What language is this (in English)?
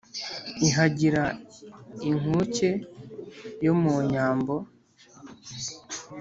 Kinyarwanda